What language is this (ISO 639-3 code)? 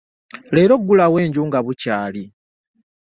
lug